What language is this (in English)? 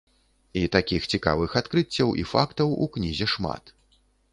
Belarusian